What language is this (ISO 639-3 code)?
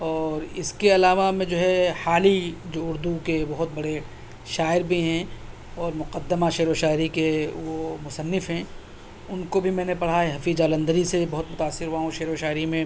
urd